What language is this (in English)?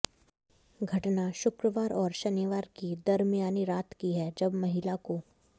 Hindi